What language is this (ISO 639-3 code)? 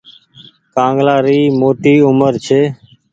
gig